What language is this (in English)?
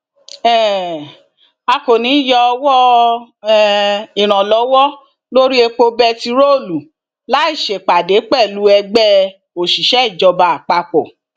Yoruba